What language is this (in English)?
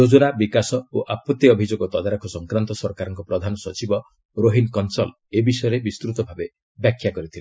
Odia